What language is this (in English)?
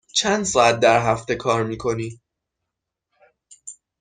Persian